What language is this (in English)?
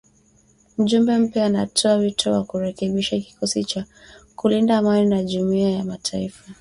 Swahili